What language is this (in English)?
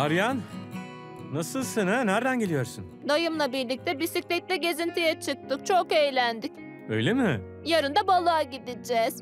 Turkish